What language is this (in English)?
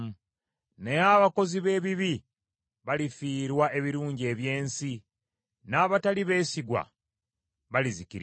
Ganda